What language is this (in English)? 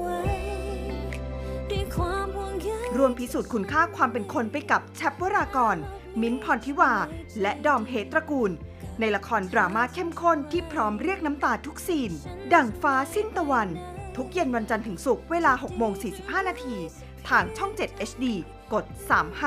Thai